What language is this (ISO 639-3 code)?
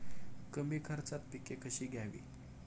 mar